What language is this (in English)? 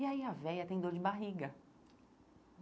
Portuguese